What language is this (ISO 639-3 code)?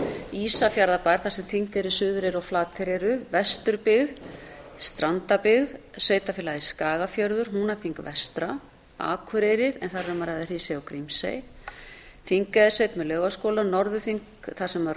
isl